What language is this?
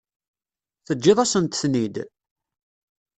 Kabyle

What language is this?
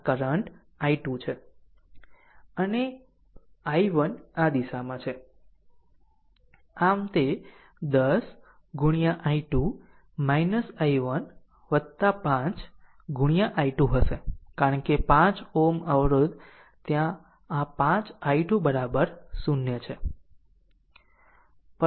Gujarati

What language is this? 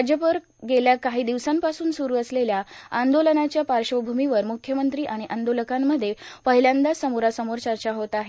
Marathi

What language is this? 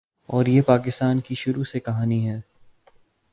Urdu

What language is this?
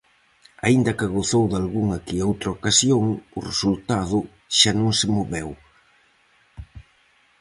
Galician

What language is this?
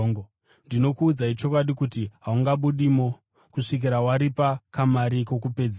Shona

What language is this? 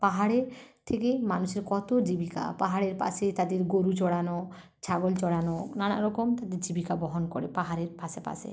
Bangla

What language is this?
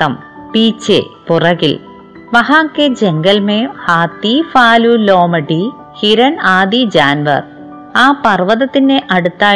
Malayalam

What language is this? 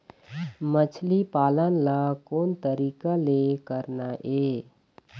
Chhattisgarhi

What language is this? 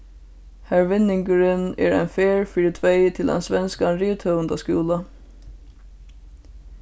Faroese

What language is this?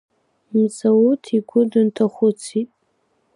Abkhazian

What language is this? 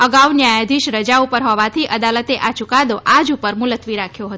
Gujarati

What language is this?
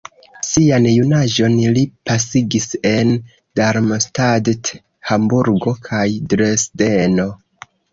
Esperanto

